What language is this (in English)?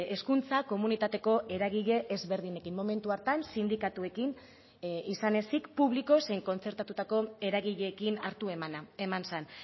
Basque